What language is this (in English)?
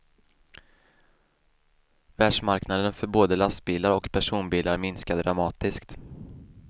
Swedish